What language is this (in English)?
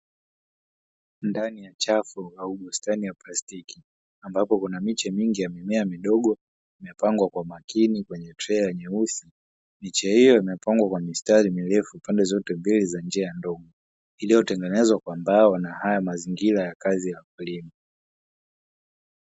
Swahili